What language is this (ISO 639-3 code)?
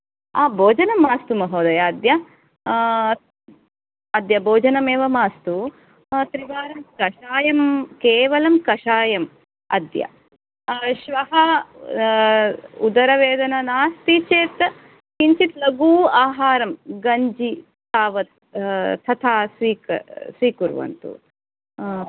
san